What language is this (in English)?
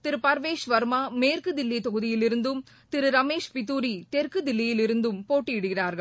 Tamil